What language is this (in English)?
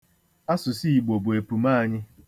Igbo